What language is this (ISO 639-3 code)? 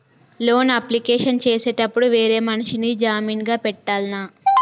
tel